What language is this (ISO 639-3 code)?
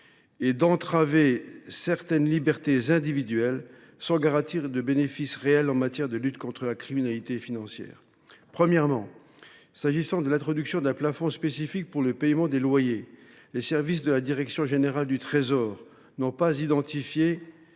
fra